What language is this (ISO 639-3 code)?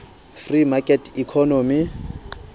sot